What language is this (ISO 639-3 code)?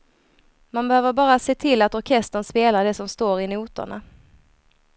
swe